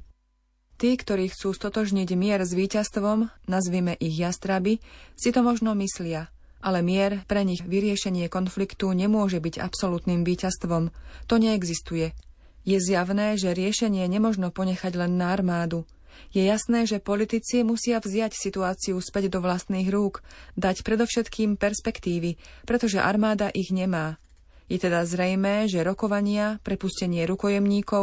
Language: Slovak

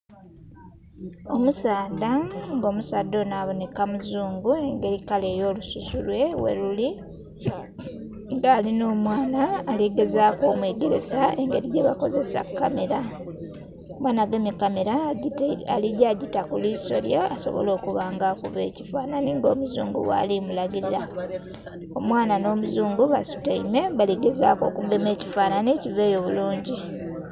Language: Soga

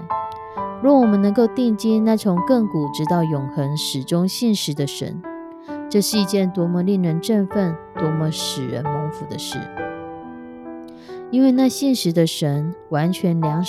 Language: Chinese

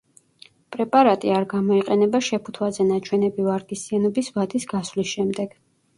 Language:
Georgian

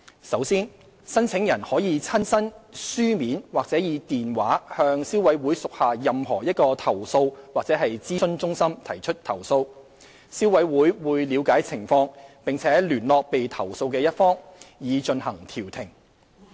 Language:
Cantonese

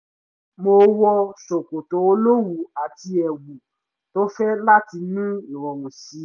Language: Yoruba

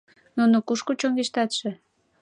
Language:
Mari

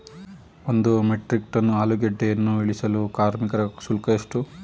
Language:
Kannada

